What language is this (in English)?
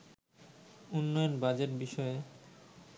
Bangla